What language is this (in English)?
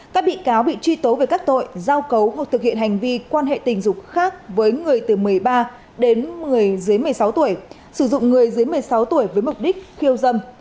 Vietnamese